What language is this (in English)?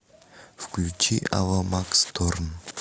Russian